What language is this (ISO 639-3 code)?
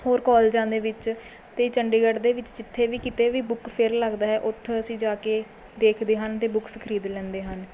pan